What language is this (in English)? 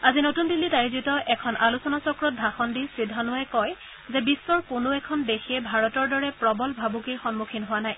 Assamese